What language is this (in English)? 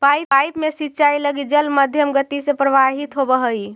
Magahi